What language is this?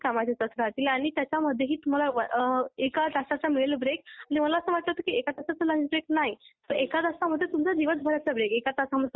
Marathi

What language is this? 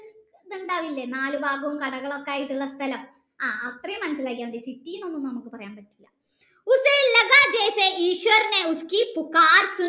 Malayalam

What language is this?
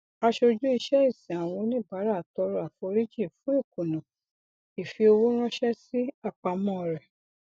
Yoruba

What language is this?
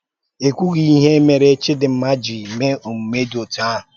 Igbo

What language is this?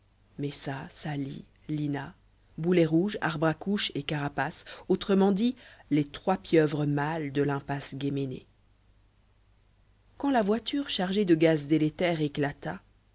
French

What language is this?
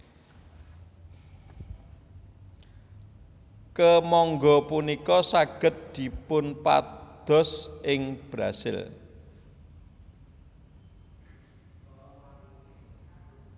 Javanese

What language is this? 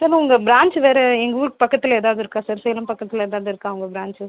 Tamil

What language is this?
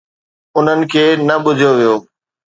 Sindhi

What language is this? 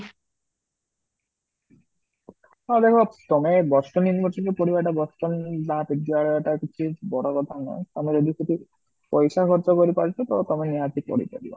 Odia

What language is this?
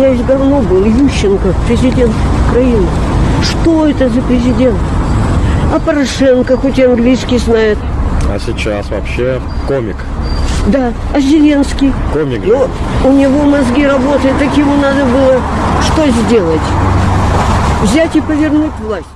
Russian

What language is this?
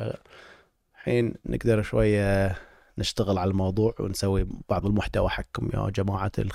Arabic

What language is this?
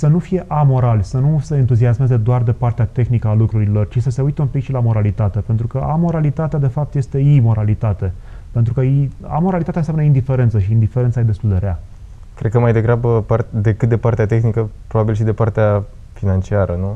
Romanian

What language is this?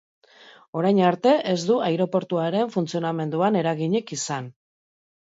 Basque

